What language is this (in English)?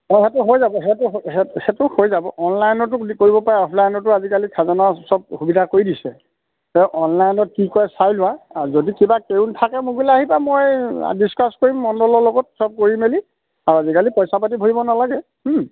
Assamese